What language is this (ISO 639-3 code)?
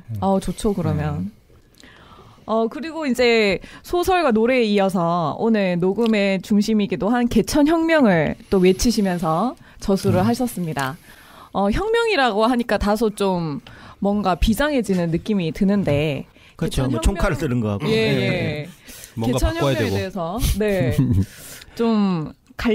kor